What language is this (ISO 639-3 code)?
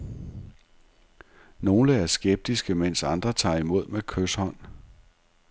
dan